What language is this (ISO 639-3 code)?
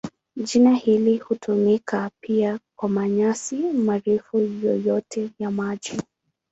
swa